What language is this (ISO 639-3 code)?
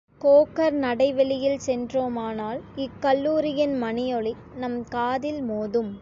tam